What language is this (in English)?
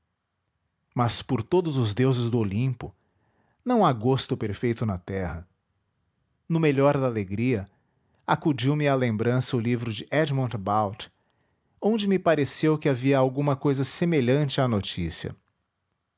Portuguese